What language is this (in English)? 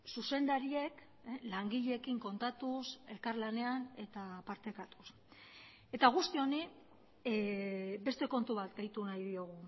Basque